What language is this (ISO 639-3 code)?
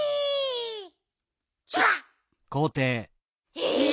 jpn